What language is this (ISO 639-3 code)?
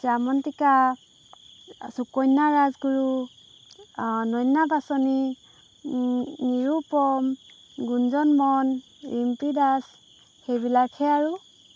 asm